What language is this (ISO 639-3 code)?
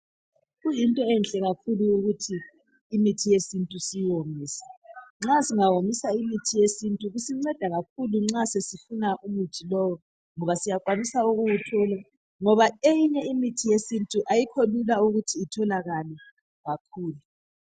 nde